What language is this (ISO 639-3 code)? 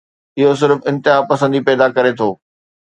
snd